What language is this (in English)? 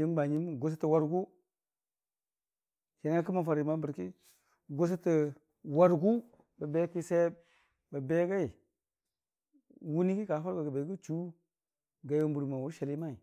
Dijim-Bwilim